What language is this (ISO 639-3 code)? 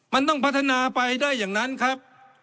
tha